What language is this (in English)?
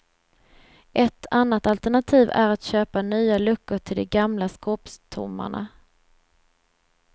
Swedish